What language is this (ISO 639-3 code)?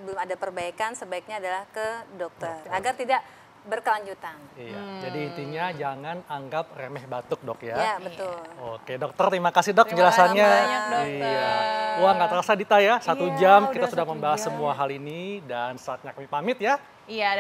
ind